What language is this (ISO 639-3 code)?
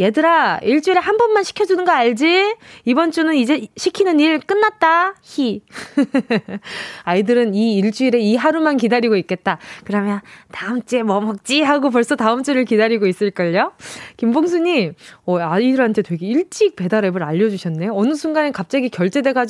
kor